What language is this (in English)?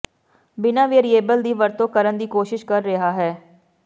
Punjabi